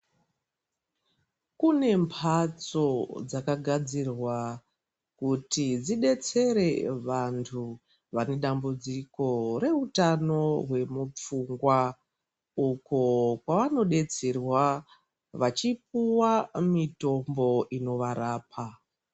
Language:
Ndau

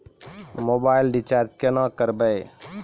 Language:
Maithili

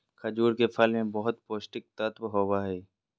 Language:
Magahi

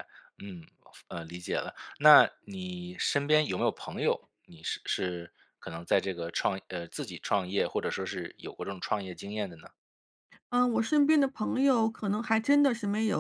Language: Chinese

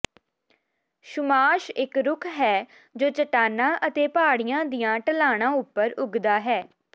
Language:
Punjabi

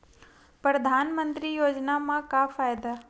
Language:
Chhattisgarhi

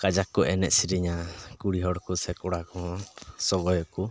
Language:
Santali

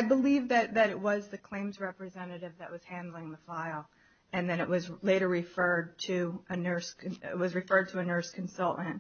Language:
English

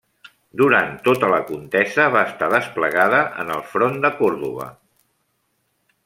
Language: Catalan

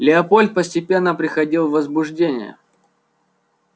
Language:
Russian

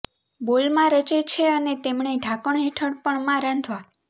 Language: Gujarati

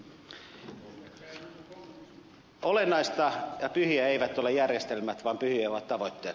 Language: Finnish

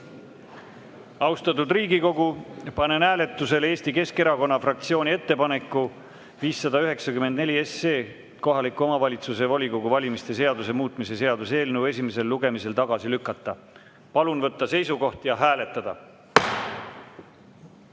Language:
Estonian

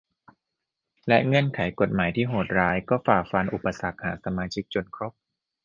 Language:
Thai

